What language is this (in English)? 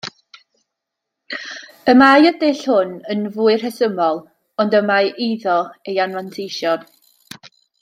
Welsh